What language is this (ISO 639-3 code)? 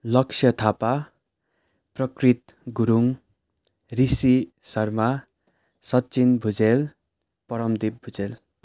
nep